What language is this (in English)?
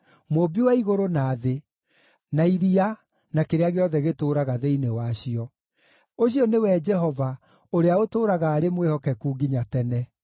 Kikuyu